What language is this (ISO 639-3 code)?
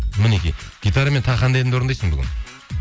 kaz